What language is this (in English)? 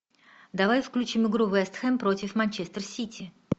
Russian